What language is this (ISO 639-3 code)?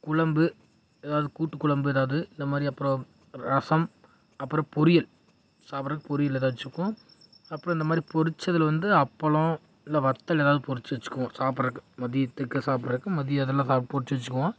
tam